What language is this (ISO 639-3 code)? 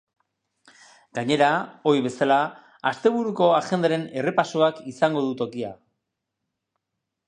eus